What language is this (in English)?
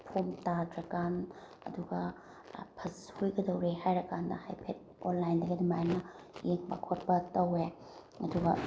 Manipuri